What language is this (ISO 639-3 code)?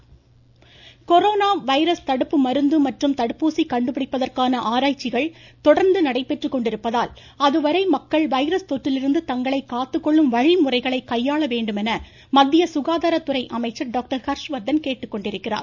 tam